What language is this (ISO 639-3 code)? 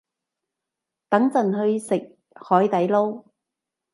yue